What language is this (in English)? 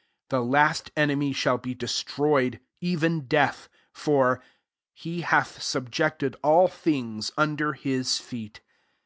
English